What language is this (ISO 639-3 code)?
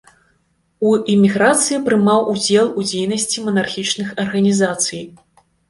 bel